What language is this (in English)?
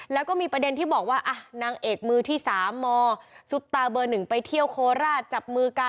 Thai